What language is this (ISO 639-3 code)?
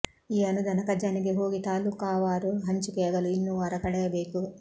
kan